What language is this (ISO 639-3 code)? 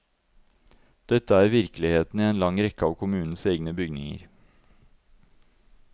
nor